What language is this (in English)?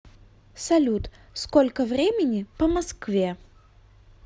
Russian